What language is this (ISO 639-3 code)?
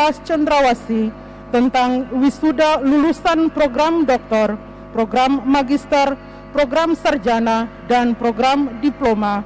ind